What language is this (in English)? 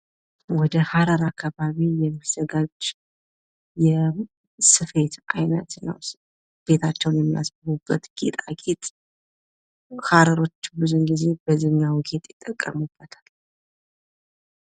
Amharic